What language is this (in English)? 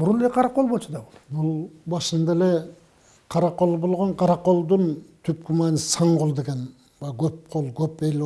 Turkish